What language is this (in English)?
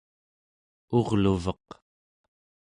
Central Yupik